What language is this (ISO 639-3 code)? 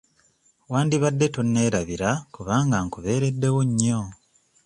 lug